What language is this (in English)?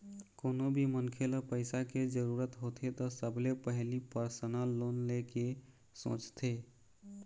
Chhattisgarhi